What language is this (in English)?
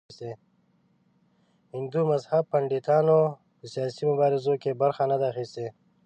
Pashto